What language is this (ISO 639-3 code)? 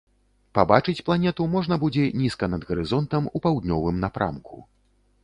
bel